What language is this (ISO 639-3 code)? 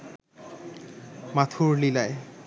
ben